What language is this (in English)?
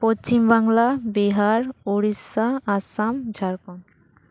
Santali